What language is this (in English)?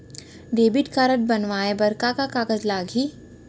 Chhattisgarhi